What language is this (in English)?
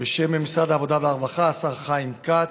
Hebrew